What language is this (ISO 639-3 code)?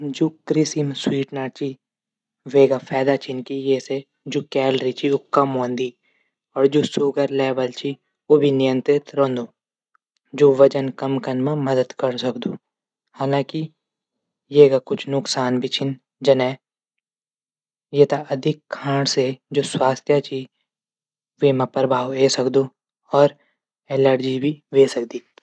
gbm